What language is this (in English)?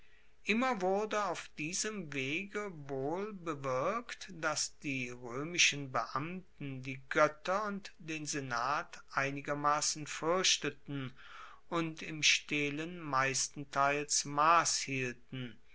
German